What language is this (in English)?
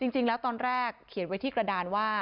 Thai